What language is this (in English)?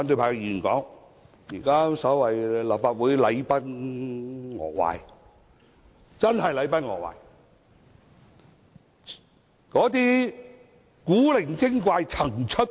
Cantonese